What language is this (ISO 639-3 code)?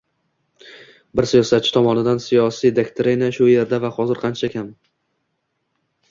uzb